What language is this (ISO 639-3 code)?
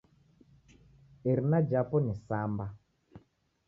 dav